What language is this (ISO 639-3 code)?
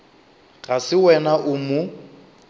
nso